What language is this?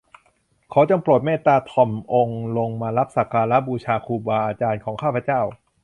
Thai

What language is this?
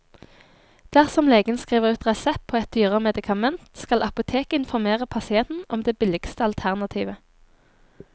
Norwegian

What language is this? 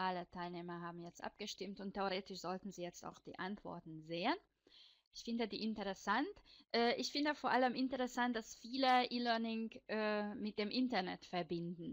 German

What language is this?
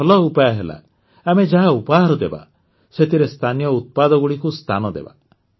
Odia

